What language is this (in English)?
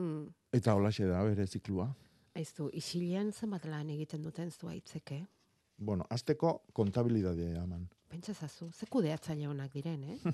Spanish